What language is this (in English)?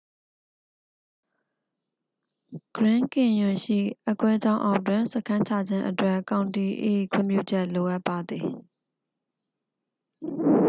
Burmese